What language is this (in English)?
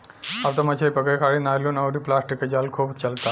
Bhojpuri